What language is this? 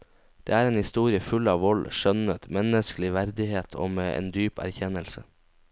Norwegian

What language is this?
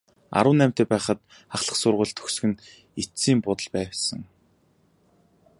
Mongolian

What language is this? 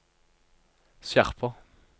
Norwegian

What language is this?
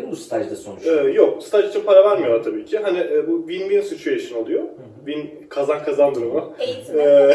Turkish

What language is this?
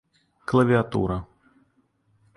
Russian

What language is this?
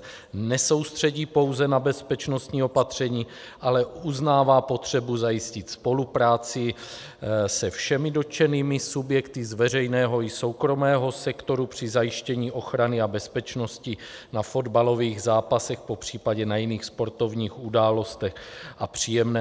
Czech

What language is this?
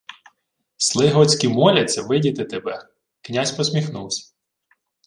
Ukrainian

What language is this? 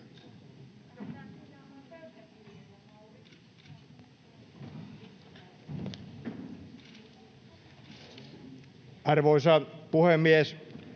Finnish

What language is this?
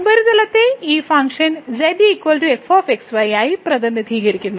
Malayalam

